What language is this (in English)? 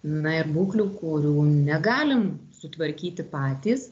Lithuanian